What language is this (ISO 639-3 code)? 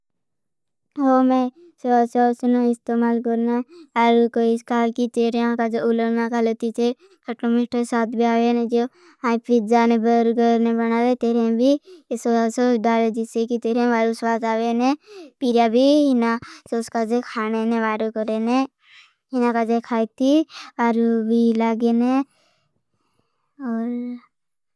bhb